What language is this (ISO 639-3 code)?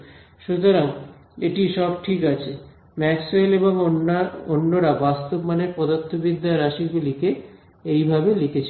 ben